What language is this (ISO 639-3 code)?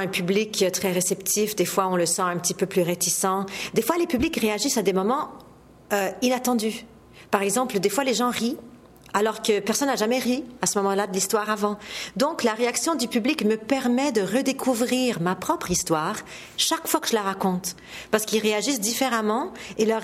fra